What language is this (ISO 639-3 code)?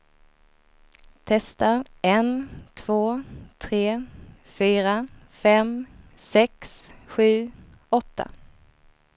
swe